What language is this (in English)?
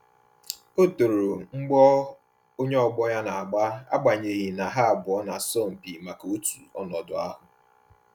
Igbo